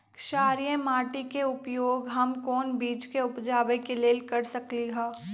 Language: Magahi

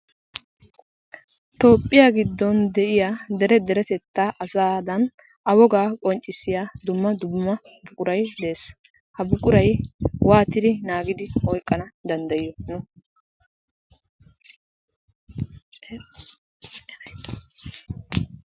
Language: Wolaytta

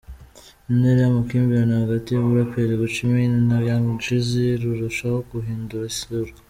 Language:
Kinyarwanda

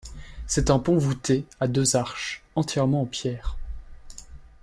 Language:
French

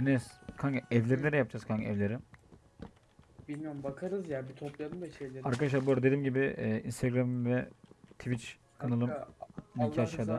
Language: Turkish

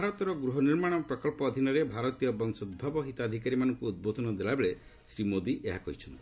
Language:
Odia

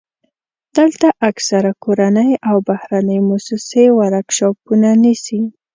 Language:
Pashto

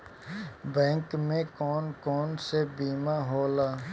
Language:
Bhojpuri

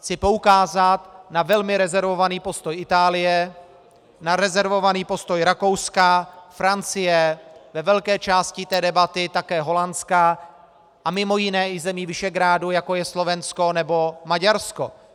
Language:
Czech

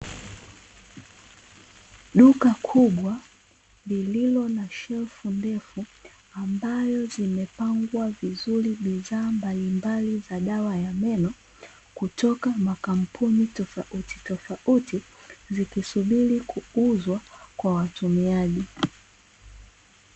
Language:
Swahili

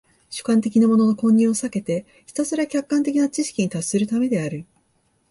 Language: Japanese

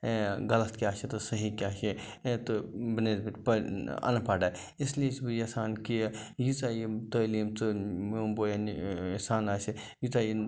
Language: Kashmiri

